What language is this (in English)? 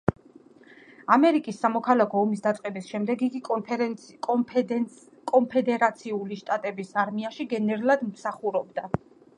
Georgian